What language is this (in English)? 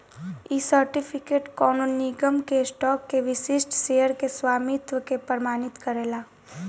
Bhojpuri